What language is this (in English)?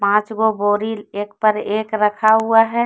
Hindi